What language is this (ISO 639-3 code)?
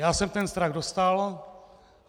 ces